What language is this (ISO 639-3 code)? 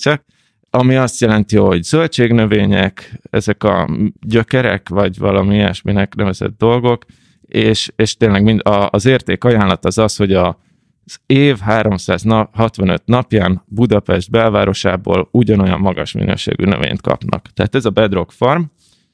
hun